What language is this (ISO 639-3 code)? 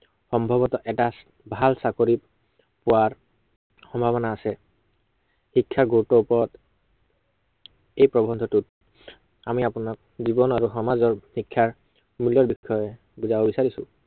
asm